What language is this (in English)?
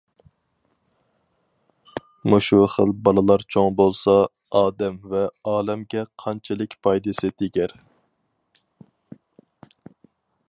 Uyghur